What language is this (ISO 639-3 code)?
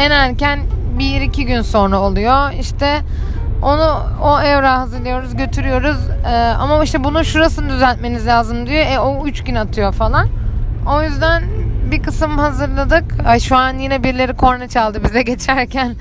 tur